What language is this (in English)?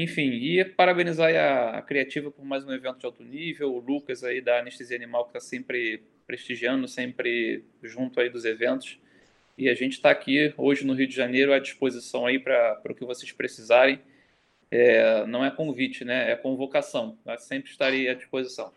Portuguese